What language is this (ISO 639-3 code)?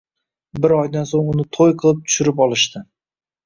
uzb